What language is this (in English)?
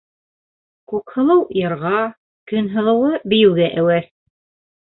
Bashkir